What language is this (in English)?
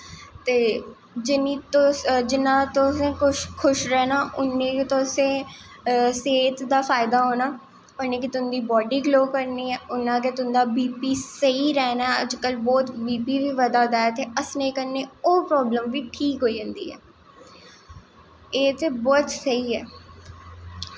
Dogri